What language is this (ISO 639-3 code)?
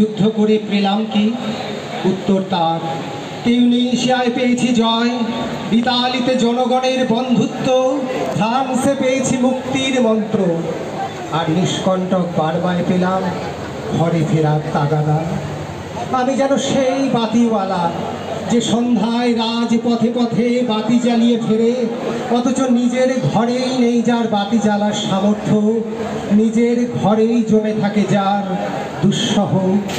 hin